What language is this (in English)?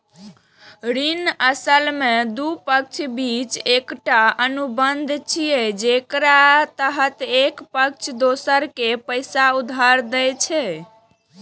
Maithili